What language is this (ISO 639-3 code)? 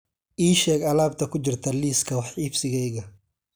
som